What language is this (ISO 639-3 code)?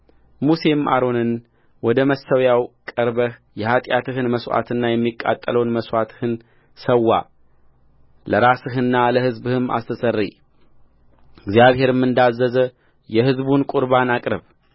amh